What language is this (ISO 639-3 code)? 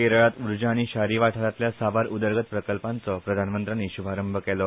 kok